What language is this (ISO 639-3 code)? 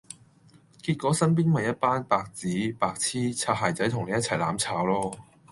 yue